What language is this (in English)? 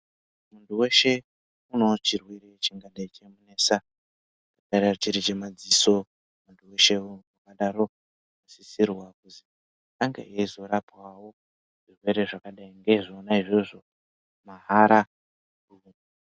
Ndau